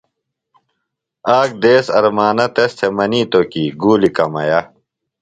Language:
Phalura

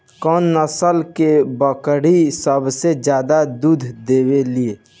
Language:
Bhojpuri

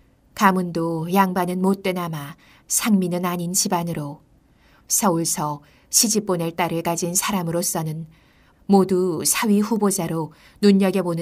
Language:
Korean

